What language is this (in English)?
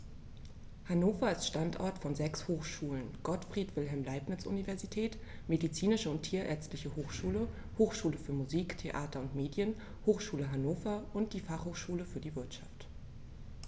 German